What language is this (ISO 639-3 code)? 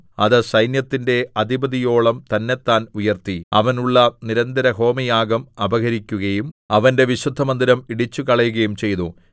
mal